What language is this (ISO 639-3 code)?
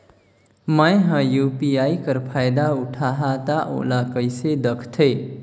hne